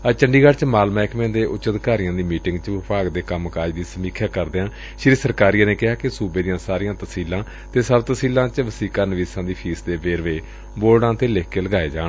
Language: Punjabi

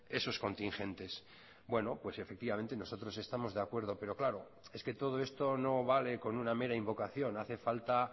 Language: Spanish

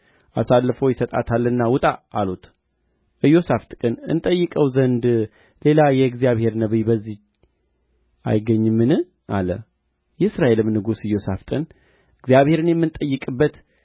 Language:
Amharic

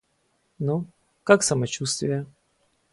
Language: Russian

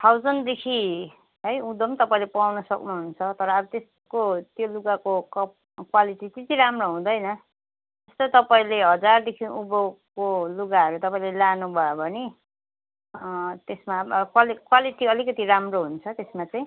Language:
Nepali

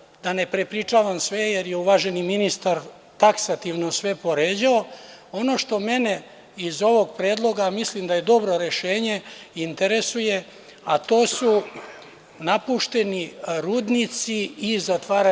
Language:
Serbian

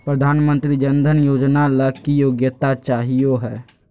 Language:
Magahi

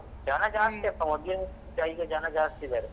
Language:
Kannada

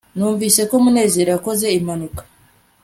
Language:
Kinyarwanda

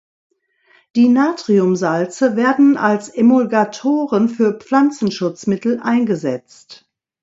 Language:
German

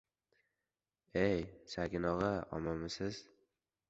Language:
Uzbek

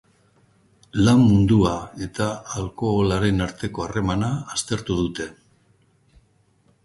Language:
Basque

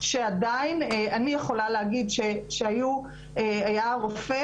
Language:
Hebrew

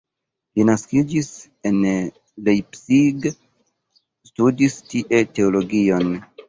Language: Esperanto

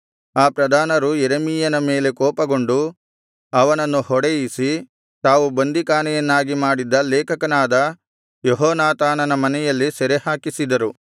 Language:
Kannada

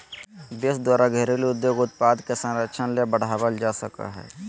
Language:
Magahi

